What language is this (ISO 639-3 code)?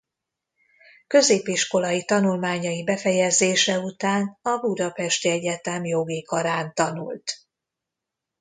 hun